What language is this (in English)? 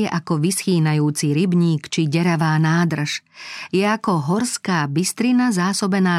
Slovak